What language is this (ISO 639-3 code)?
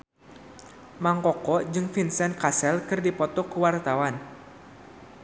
sun